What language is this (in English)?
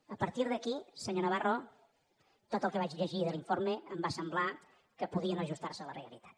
Catalan